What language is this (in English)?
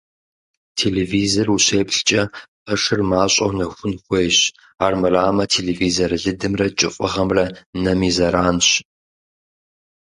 Kabardian